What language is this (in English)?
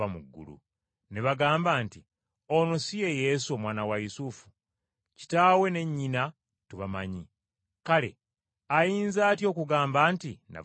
Ganda